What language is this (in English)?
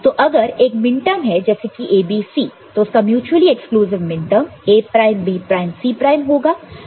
Hindi